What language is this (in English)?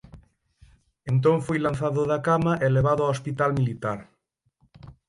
Galician